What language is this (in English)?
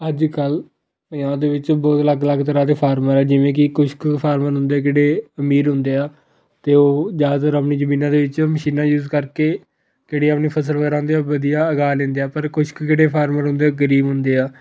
Punjabi